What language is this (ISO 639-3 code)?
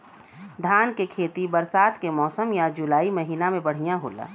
bho